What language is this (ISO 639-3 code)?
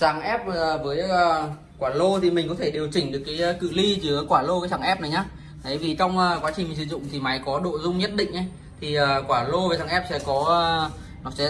vie